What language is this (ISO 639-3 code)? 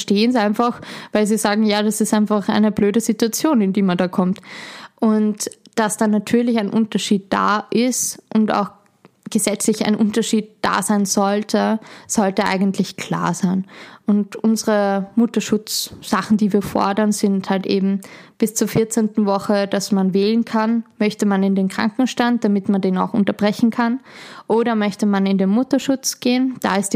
deu